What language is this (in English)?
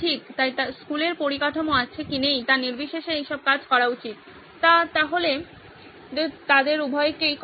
Bangla